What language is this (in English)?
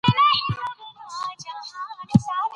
Pashto